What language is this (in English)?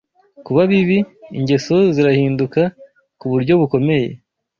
Kinyarwanda